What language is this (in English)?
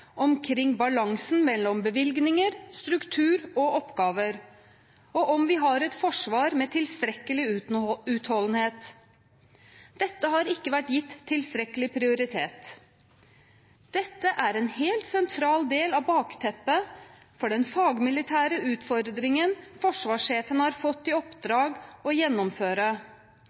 Norwegian Bokmål